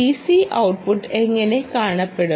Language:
Malayalam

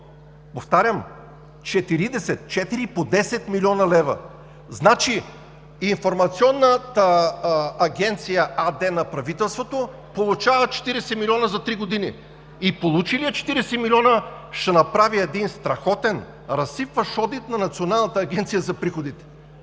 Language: Bulgarian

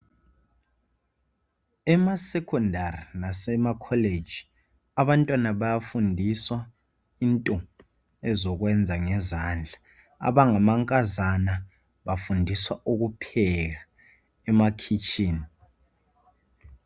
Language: North Ndebele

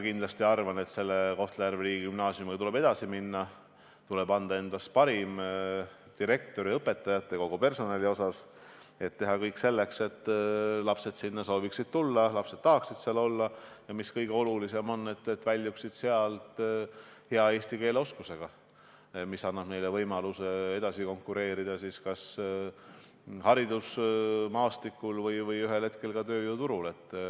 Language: Estonian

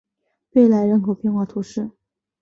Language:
Chinese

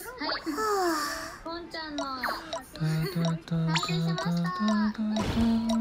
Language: Japanese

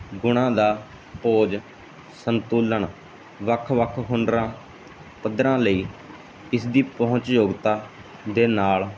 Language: Punjabi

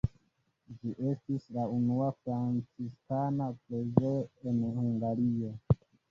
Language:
Esperanto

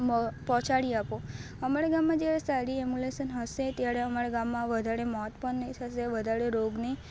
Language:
Gujarati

